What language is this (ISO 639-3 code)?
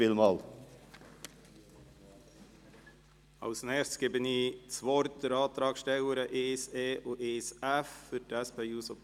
gsw